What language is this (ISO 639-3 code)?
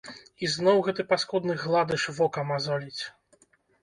bel